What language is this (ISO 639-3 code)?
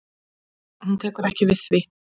isl